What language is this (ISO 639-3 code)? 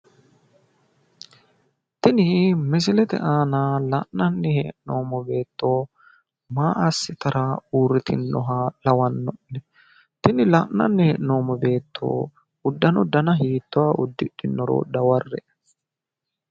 sid